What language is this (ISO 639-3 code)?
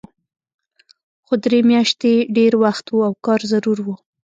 pus